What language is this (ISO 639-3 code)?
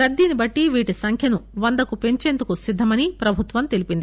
tel